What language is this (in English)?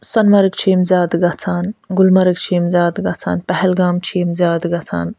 Kashmiri